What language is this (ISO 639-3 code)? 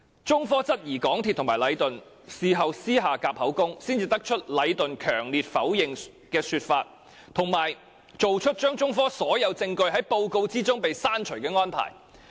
yue